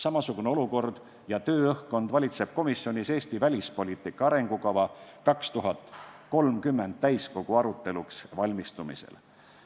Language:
Estonian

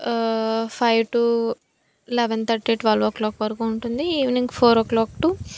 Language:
Telugu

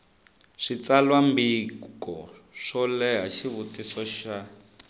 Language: Tsonga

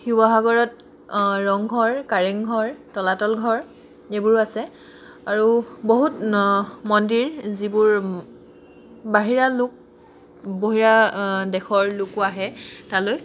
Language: Assamese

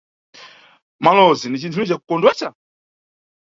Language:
Nyungwe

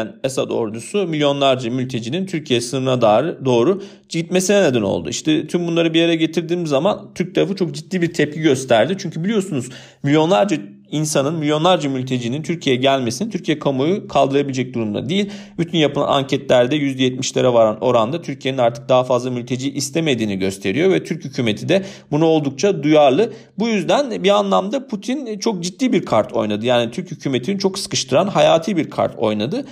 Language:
Turkish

